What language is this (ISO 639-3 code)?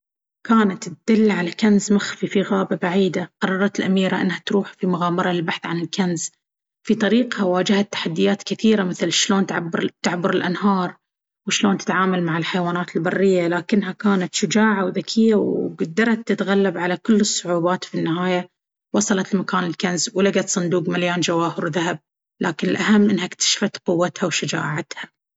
abv